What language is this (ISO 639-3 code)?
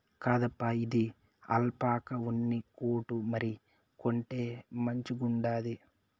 tel